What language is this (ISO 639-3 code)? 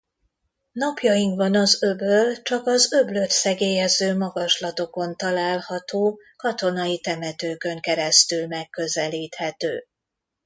hun